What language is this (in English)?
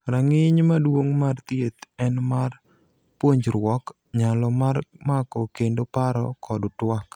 Luo (Kenya and Tanzania)